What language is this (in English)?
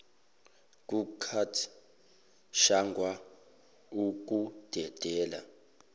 Zulu